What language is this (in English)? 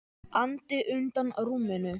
Icelandic